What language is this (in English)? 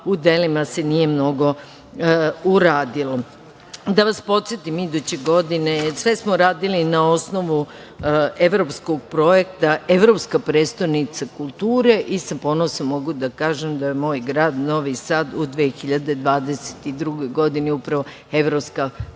Serbian